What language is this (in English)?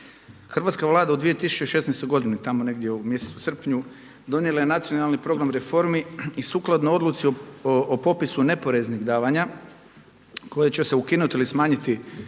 Croatian